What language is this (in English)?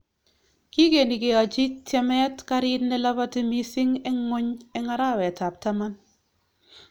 Kalenjin